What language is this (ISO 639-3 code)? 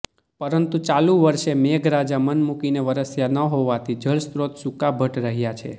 guj